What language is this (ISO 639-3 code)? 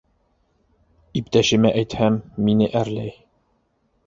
bak